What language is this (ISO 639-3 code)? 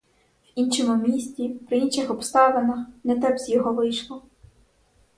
ukr